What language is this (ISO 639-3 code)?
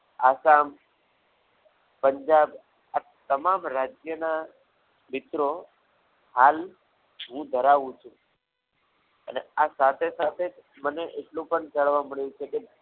guj